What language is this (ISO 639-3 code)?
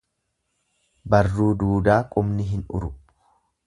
orm